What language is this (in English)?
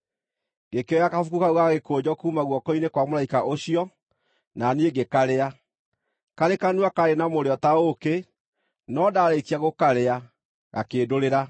Kikuyu